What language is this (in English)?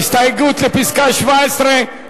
Hebrew